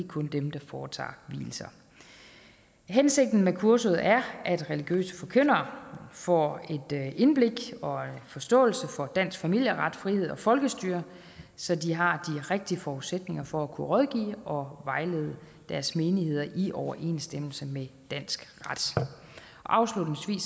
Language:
Danish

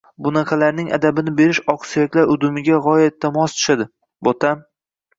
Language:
Uzbek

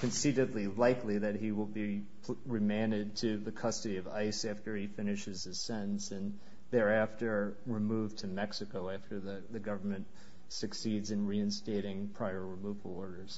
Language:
English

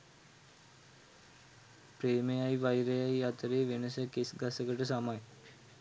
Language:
Sinhala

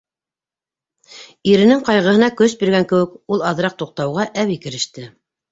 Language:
Bashkir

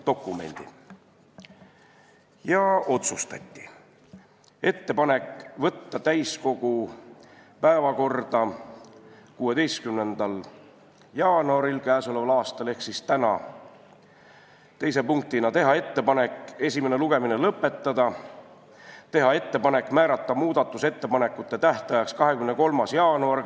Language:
Estonian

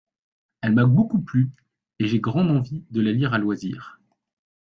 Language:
French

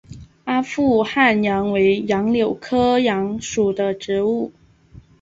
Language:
Chinese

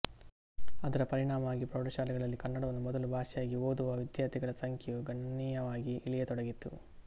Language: Kannada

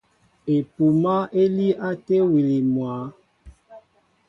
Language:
Mbo (Cameroon)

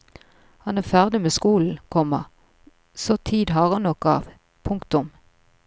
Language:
Norwegian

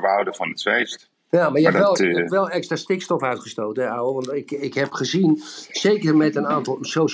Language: Dutch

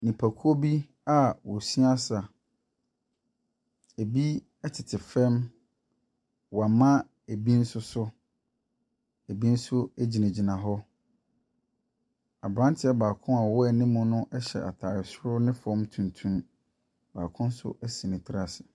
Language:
Akan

